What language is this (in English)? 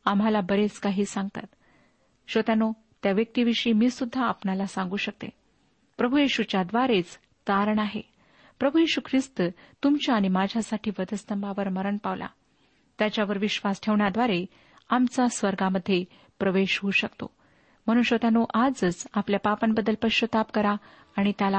Marathi